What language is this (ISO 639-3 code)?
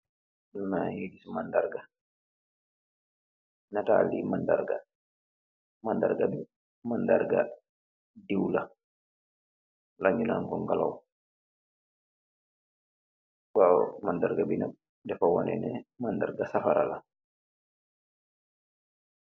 wol